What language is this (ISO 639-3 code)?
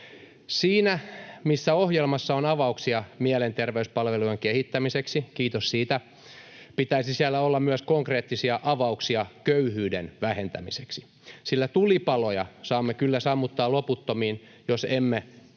fin